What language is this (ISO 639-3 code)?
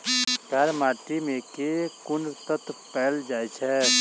mai